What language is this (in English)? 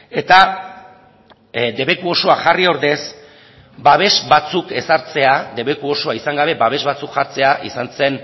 Basque